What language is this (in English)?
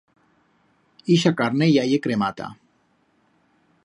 Aragonese